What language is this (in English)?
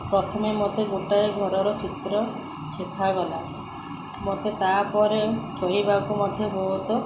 Odia